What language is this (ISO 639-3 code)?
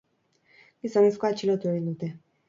eus